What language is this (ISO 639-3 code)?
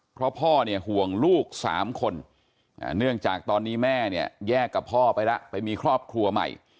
tha